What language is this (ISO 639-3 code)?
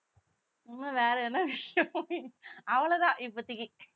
tam